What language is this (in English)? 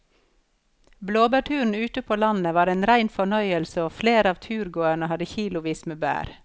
Norwegian